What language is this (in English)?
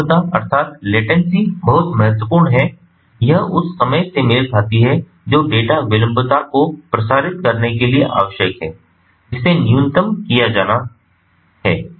Hindi